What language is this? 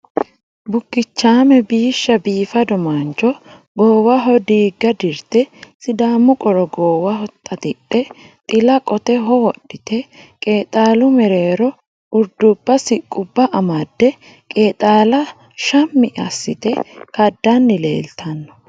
Sidamo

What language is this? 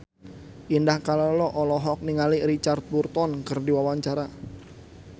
Sundanese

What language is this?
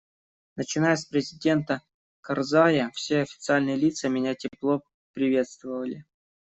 Russian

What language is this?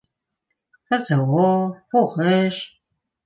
Bashkir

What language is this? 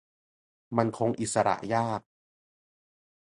Thai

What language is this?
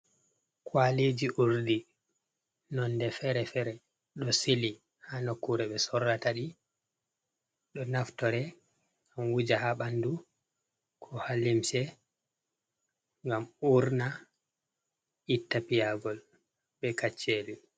Fula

